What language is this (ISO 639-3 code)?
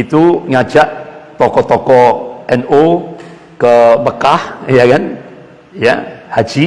ind